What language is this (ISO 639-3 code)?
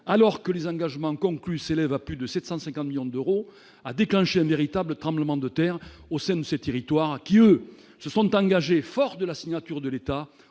fra